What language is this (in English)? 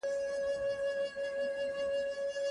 Pashto